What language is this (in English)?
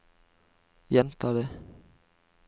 Norwegian